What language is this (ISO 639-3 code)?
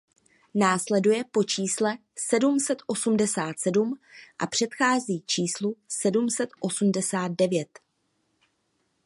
ces